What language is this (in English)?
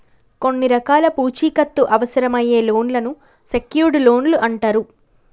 Telugu